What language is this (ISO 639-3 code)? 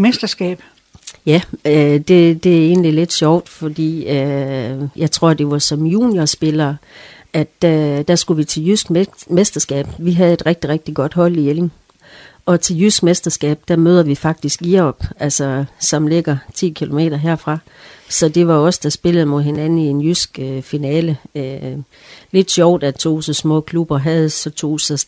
dan